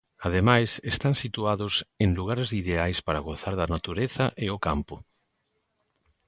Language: Galician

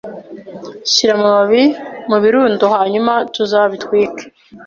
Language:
Kinyarwanda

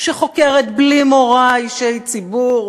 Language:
Hebrew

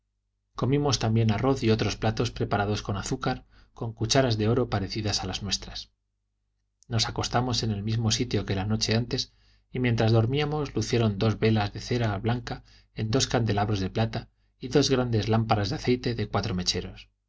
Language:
Spanish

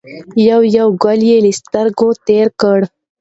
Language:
Pashto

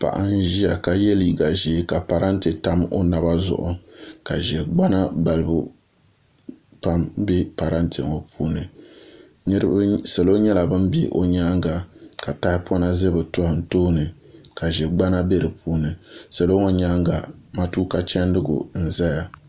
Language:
Dagbani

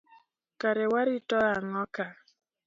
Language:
Luo (Kenya and Tanzania)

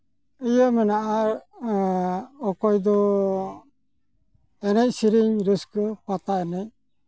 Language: Santali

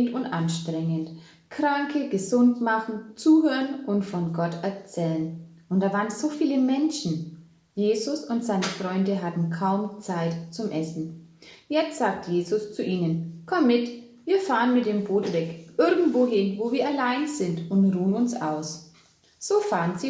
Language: German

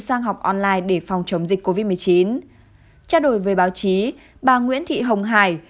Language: Vietnamese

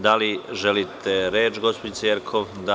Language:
Serbian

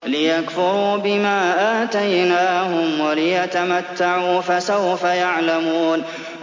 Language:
Arabic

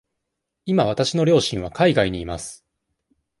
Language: Japanese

